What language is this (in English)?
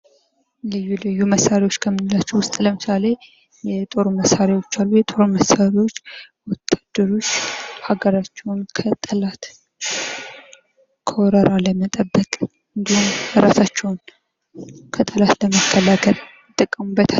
Amharic